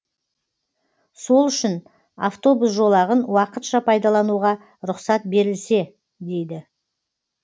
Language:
Kazakh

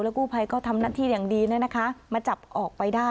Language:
Thai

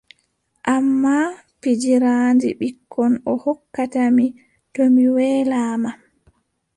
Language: Adamawa Fulfulde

